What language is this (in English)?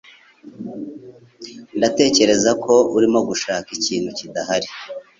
Kinyarwanda